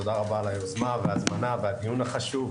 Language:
Hebrew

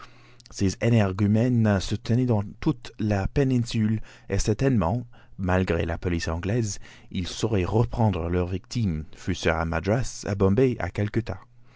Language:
French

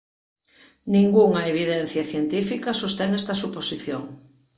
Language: Galician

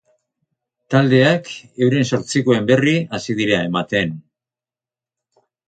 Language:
Basque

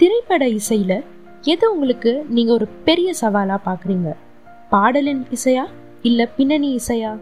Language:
Tamil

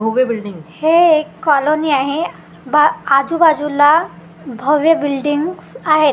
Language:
Marathi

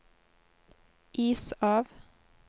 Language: Norwegian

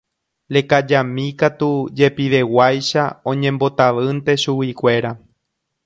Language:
Guarani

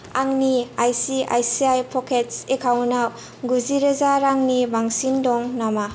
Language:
Bodo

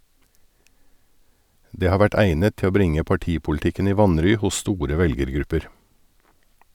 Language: Norwegian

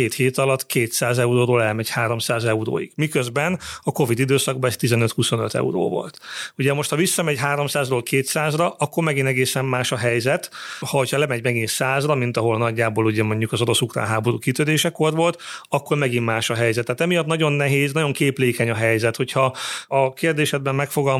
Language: Hungarian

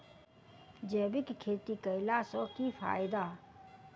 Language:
Maithili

